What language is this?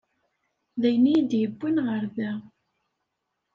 Kabyle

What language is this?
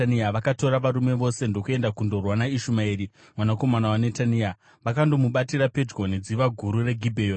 Shona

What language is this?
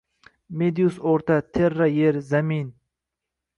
Uzbek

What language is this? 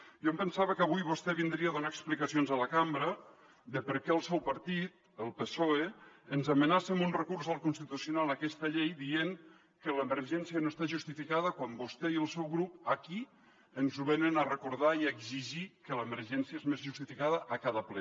Catalan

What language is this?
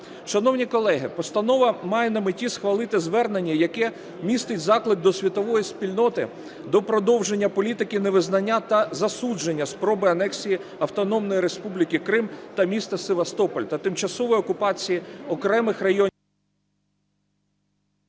Ukrainian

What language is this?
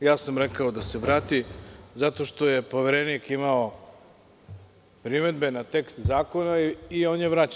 Serbian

